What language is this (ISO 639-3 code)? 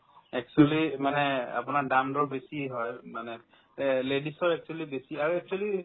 asm